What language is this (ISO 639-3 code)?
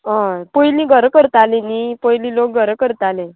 kok